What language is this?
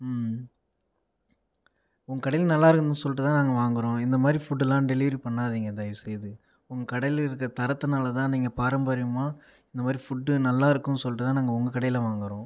Tamil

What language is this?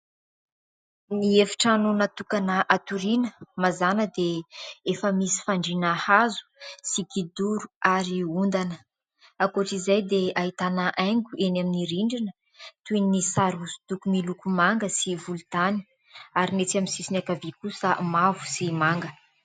Malagasy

